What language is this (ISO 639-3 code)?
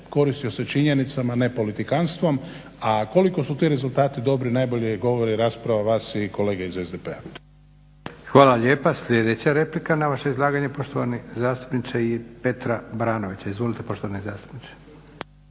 hrv